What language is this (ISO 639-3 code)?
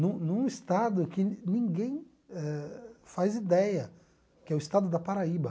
por